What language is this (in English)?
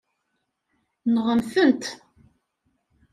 Kabyle